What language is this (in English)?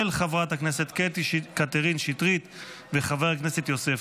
Hebrew